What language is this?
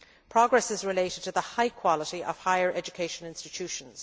English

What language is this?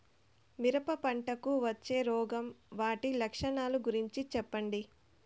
Telugu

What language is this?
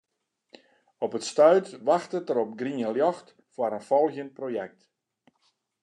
Western Frisian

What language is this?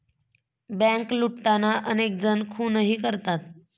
Marathi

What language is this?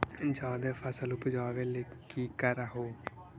Magahi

